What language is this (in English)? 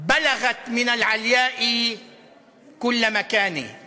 Hebrew